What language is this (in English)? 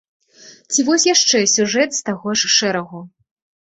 Belarusian